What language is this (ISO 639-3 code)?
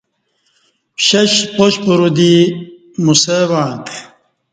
bsh